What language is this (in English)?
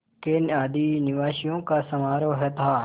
Hindi